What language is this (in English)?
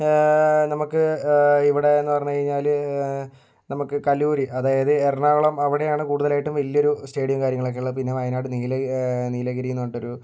Malayalam